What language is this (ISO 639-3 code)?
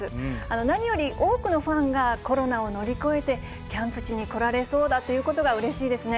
jpn